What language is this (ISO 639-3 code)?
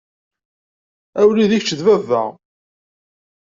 kab